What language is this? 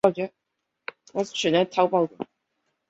Chinese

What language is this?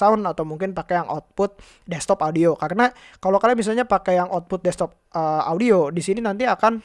Indonesian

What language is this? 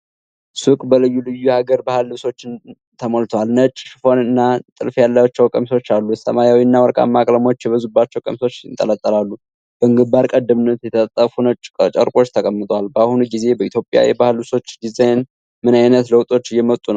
Amharic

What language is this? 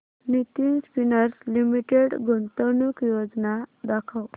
Marathi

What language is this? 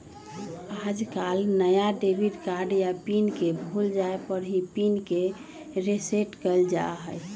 Magahi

